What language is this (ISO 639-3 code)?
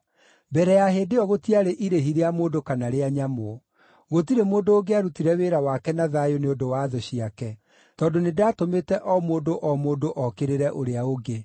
kik